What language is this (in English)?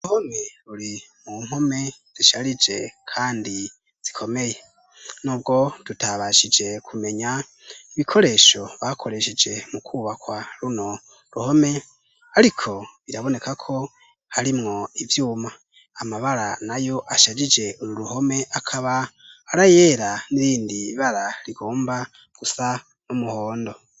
Rundi